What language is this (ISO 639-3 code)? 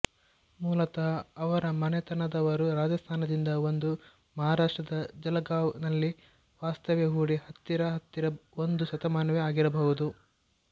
kan